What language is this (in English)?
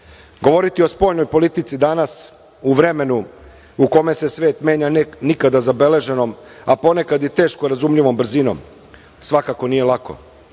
Serbian